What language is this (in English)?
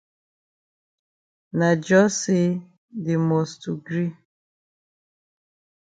Cameroon Pidgin